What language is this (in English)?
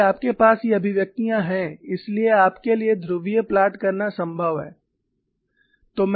Hindi